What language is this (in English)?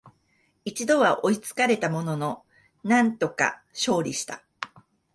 Japanese